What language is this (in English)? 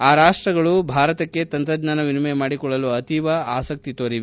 Kannada